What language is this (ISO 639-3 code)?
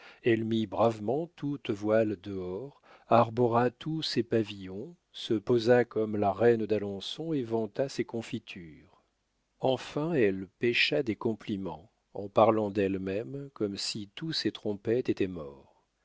fra